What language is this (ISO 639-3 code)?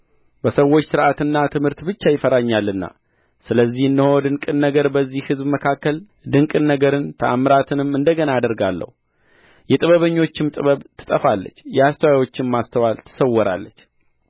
amh